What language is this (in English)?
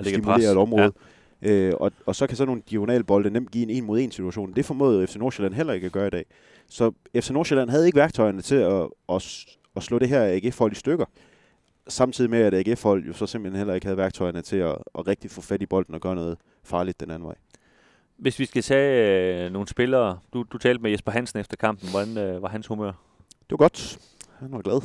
Danish